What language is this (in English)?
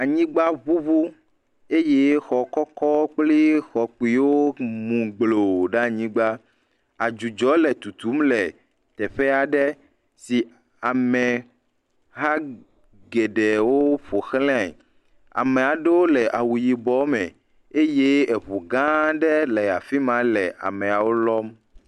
Ewe